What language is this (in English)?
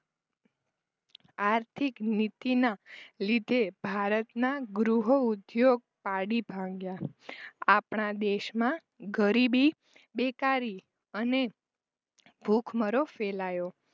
Gujarati